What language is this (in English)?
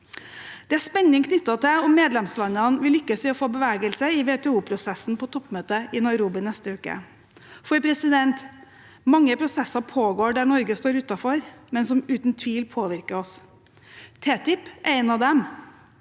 Norwegian